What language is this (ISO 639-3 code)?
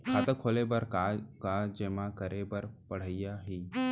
hne